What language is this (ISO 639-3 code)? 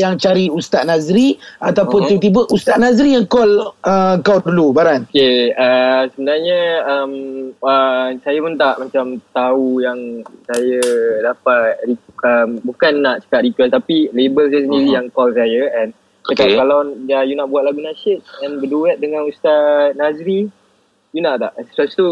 msa